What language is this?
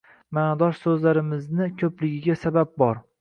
Uzbek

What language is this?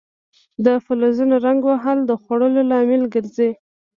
Pashto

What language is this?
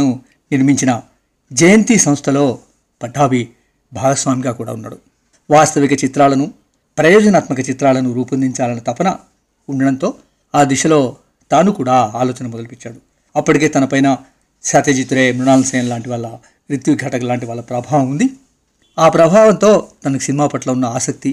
Telugu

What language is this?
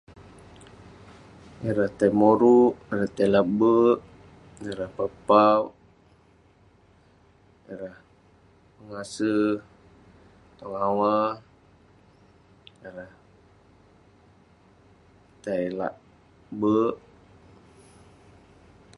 Western Penan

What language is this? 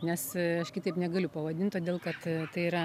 Lithuanian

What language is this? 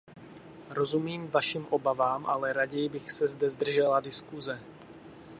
Czech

